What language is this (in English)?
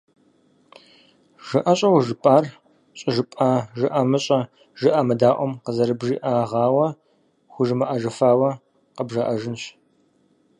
Kabardian